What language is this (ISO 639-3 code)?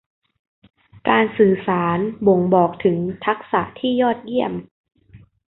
tha